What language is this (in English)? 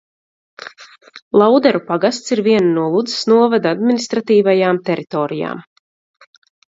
Latvian